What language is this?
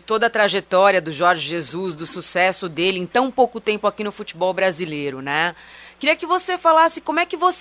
Portuguese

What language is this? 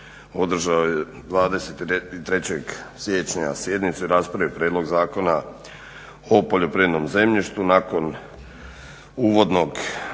Croatian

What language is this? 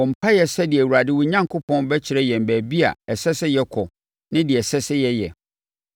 Akan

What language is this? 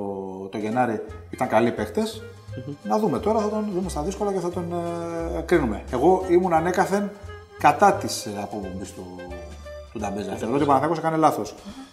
Greek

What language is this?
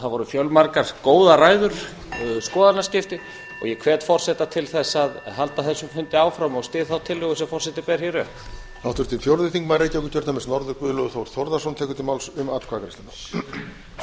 Icelandic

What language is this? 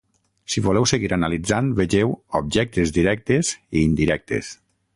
Catalan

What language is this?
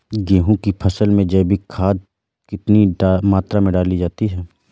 Hindi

